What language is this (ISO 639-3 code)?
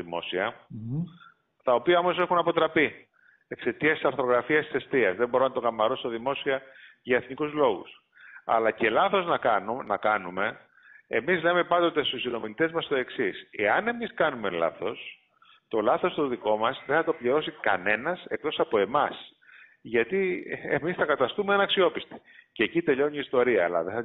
ell